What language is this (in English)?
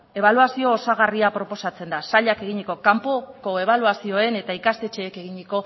Basque